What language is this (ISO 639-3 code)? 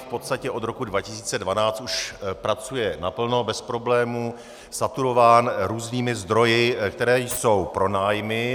ces